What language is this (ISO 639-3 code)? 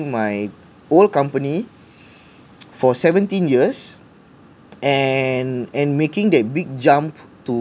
eng